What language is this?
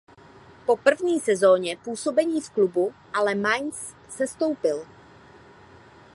Czech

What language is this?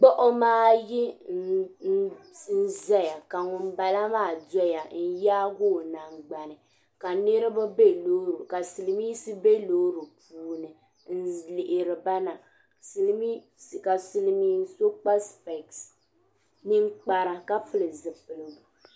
Dagbani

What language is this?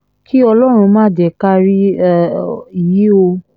Yoruba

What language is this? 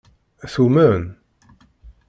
Kabyle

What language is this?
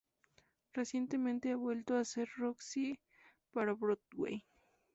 Spanish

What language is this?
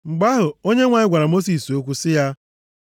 Igbo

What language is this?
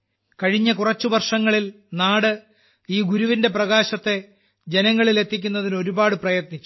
Malayalam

